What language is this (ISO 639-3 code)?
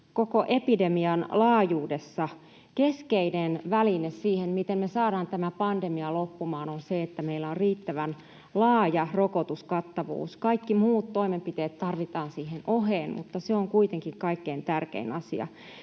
fin